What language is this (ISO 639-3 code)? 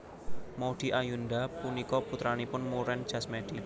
jav